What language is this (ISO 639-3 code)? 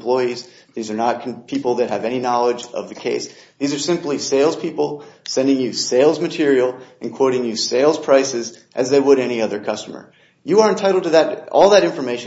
eng